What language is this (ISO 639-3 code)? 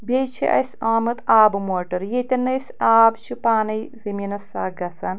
kas